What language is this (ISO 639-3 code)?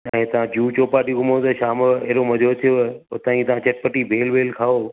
snd